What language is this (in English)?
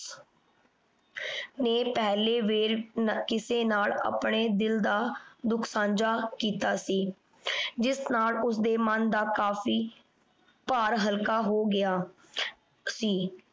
Punjabi